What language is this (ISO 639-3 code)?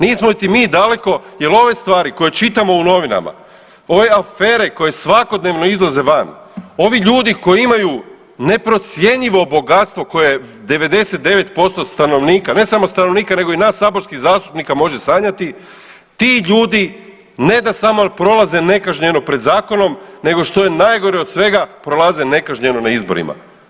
hrv